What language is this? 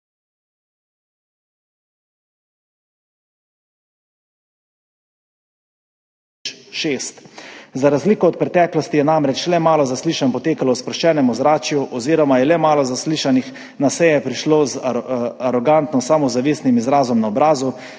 Slovenian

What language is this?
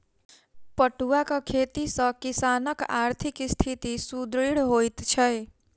Maithili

